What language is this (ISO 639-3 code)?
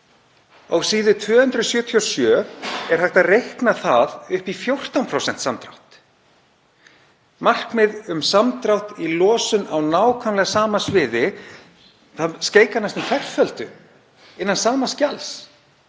isl